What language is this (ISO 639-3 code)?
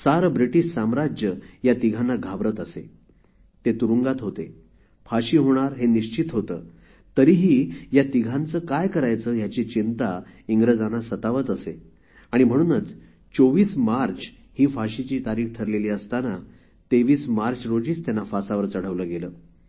mar